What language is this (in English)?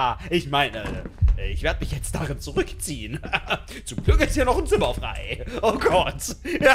German